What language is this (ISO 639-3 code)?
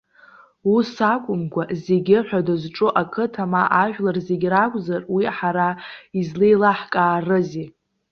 abk